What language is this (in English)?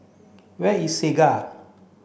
English